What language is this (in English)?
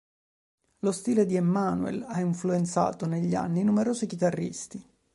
Italian